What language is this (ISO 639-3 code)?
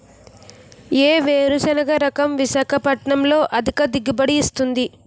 tel